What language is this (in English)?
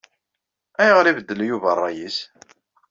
Kabyle